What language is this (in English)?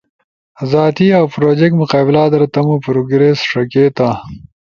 Ushojo